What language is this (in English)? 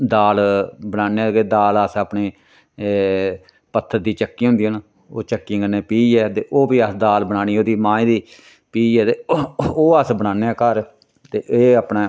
Dogri